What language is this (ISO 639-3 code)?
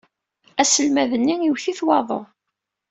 kab